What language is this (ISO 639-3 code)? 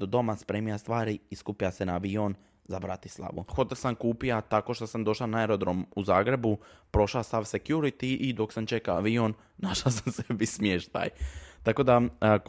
hrv